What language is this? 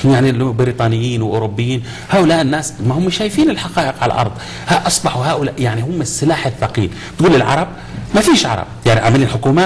Arabic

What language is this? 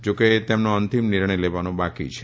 Gujarati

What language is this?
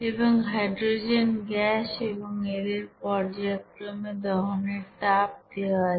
Bangla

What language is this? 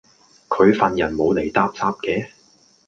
Cantonese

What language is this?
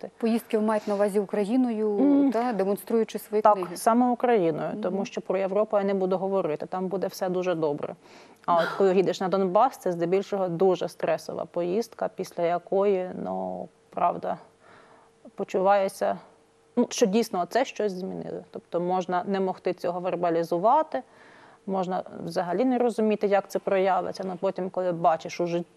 Russian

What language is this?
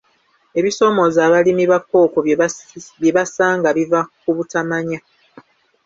Ganda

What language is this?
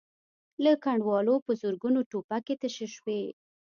Pashto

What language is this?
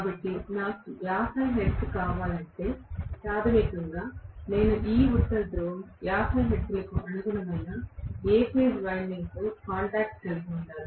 Telugu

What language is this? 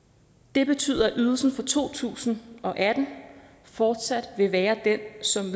Danish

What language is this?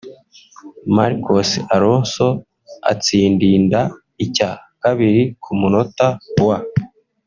Kinyarwanda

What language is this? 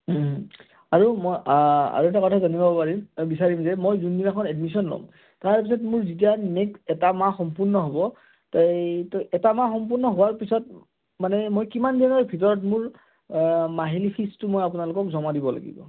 Assamese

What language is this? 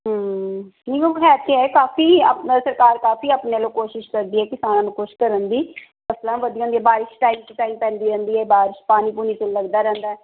Punjabi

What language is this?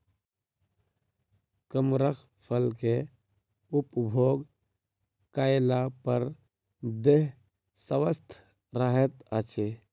Maithili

